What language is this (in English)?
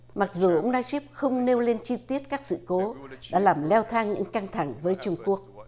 Vietnamese